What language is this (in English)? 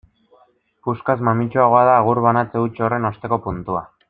Basque